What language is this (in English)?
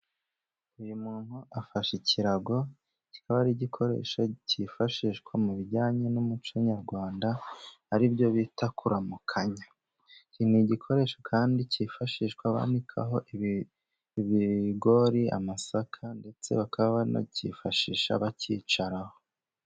Kinyarwanda